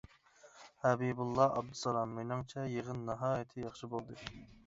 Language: Uyghur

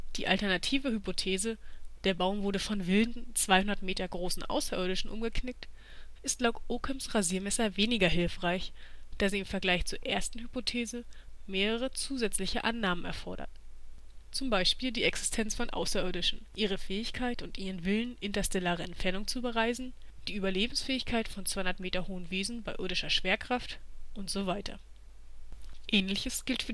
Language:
German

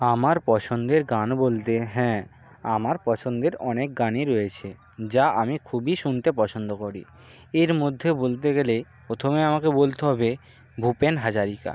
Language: Bangla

